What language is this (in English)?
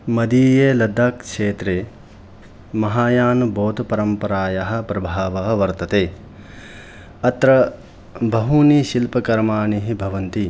Sanskrit